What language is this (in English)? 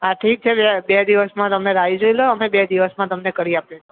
Gujarati